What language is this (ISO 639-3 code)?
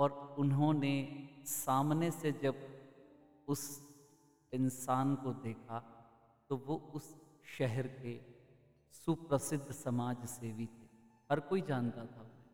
hin